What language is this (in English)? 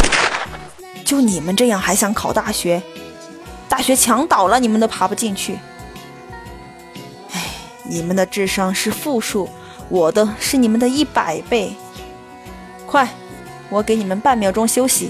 Chinese